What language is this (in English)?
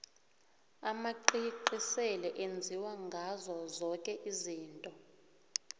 South Ndebele